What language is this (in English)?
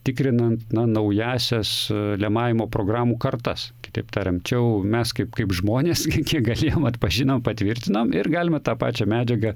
Lithuanian